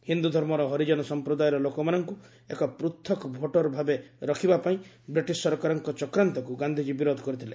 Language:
Odia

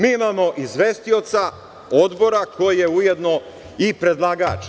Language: Serbian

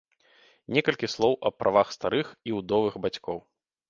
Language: Belarusian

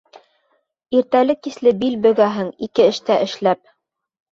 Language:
Bashkir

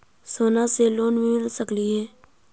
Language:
Magahi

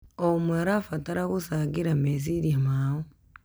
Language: Kikuyu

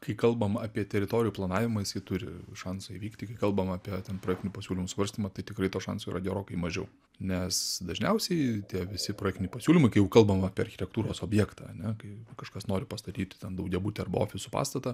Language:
Lithuanian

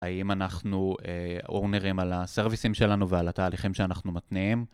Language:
Hebrew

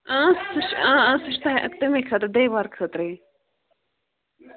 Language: Kashmiri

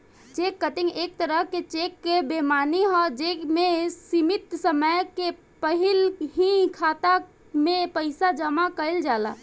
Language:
Bhojpuri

